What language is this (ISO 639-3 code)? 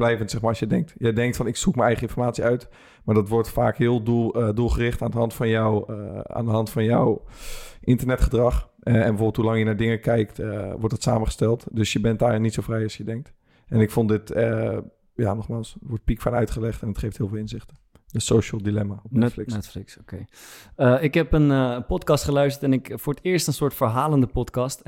nld